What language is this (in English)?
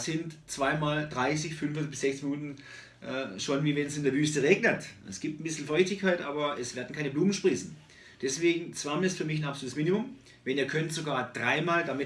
German